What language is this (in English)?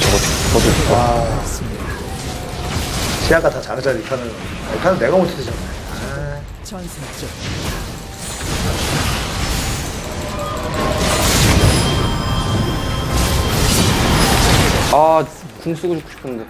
Korean